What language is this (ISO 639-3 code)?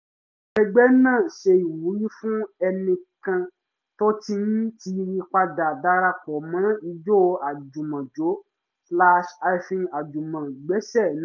yor